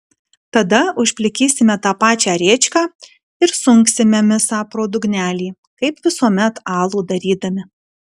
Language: Lithuanian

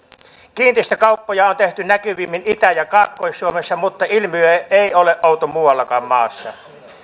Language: Finnish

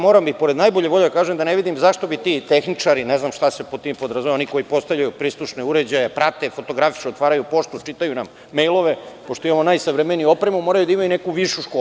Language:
Serbian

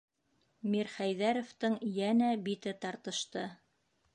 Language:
Bashkir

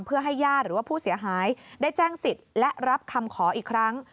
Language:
Thai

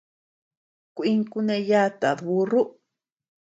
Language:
Tepeuxila Cuicatec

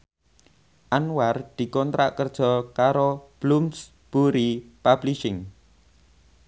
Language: Javanese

